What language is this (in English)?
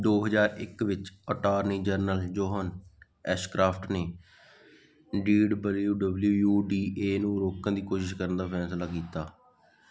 Punjabi